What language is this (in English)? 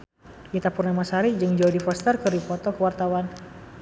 Sundanese